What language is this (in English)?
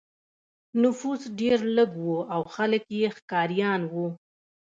Pashto